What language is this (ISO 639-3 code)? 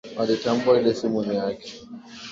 swa